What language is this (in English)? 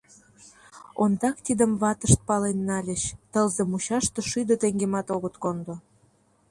Mari